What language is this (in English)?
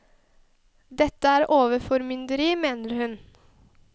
Norwegian